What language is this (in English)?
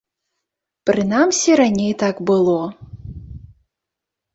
Belarusian